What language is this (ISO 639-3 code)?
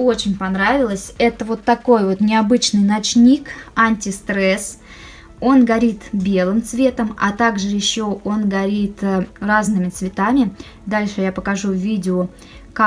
rus